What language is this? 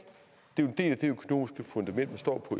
Danish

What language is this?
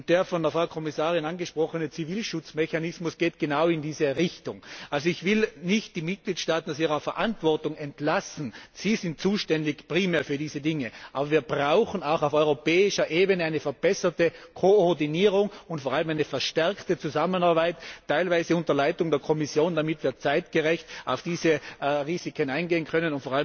German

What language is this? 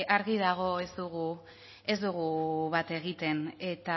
Basque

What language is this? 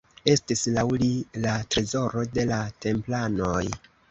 Esperanto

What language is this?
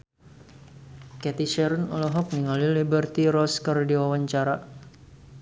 Sundanese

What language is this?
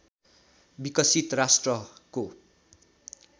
Nepali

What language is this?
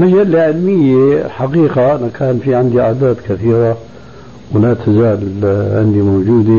Arabic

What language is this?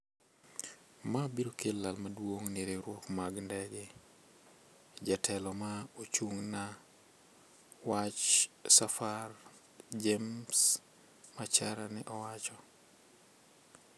Luo (Kenya and Tanzania)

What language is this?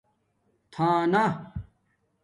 Domaaki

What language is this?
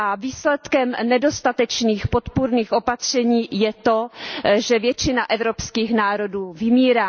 Czech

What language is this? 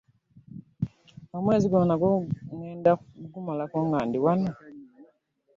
Ganda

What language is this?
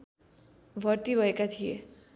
Nepali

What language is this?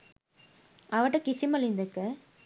Sinhala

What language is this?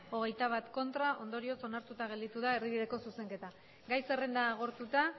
Basque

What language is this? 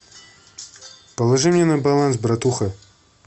Russian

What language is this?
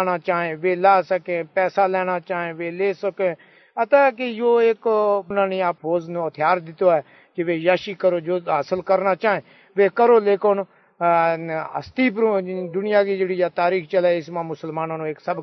Urdu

